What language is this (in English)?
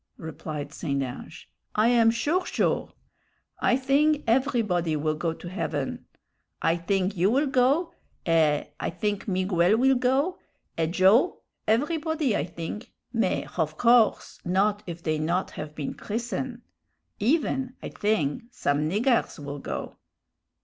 English